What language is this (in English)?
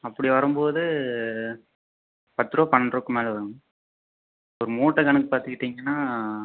Tamil